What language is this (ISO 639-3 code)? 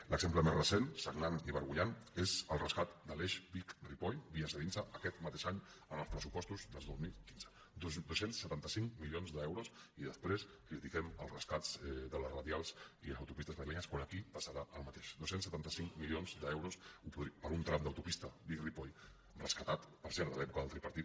cat